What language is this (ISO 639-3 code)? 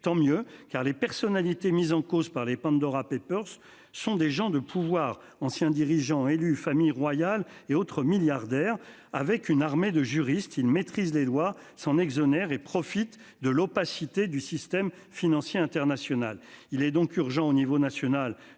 fra